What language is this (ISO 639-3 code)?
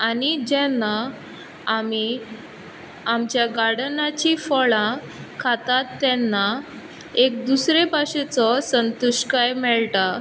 kok